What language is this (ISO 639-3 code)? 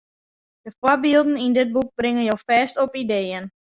fry